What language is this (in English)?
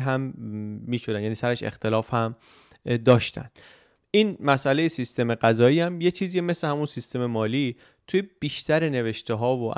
Persian